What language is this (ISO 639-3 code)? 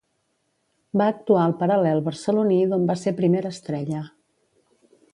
cat